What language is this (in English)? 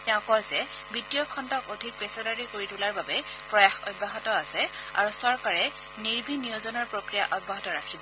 Assamese